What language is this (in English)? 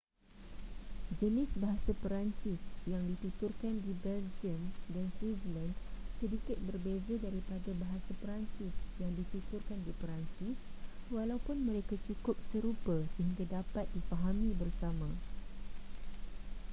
Malay